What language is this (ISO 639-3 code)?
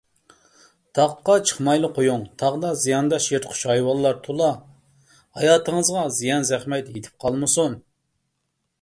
uig